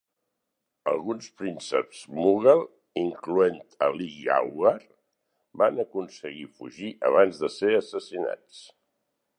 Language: Catalan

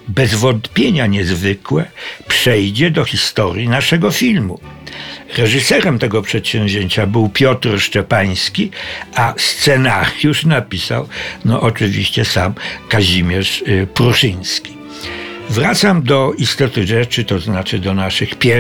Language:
Polish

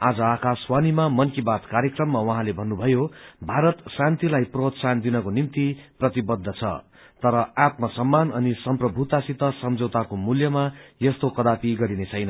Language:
Nepali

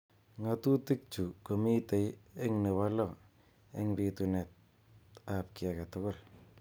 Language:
Kalenjin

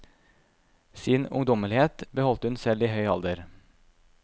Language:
Norwegian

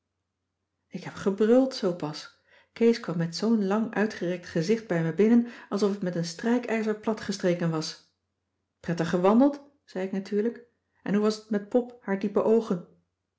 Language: Dutch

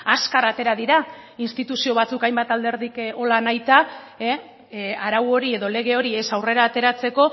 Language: Basque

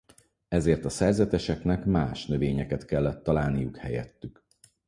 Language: Hungarian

